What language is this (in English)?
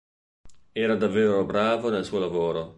Italian